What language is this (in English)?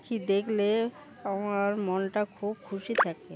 Bangla